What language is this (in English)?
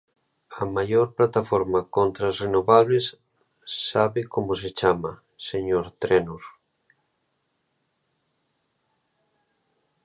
Galician